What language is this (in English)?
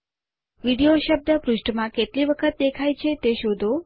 Gujarati